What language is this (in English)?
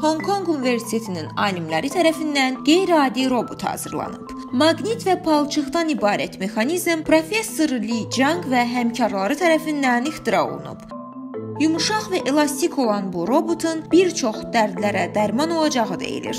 Turkish